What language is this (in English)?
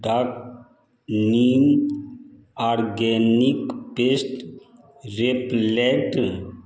Maithili